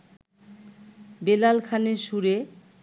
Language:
Bangla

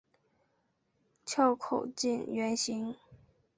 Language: Chinese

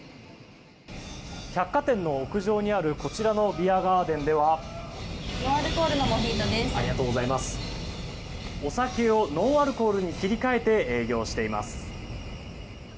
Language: Japanese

